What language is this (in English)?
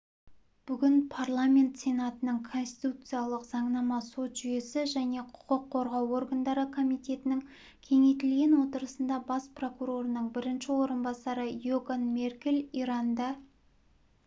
Kazakh